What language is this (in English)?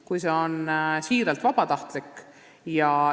Estonian